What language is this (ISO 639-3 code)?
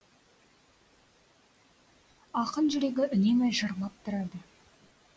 kaz